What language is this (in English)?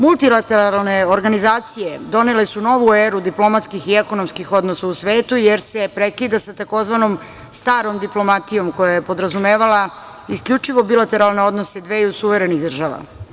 Serbian